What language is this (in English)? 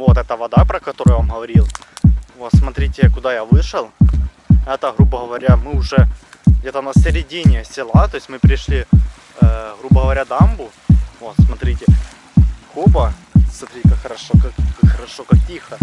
Russian